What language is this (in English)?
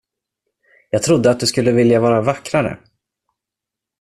Swedish